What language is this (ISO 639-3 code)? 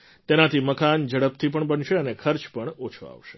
guj